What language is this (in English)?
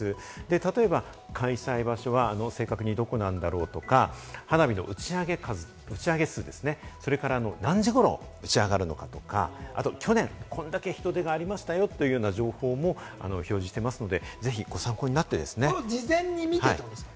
Japanese